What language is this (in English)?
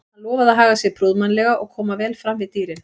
Icelandic